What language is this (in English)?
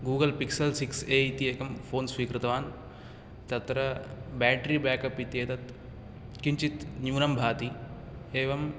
Sanskrit